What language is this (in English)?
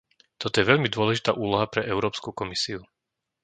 Slovak